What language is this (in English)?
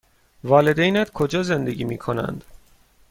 Persian